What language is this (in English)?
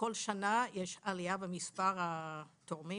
Hebrew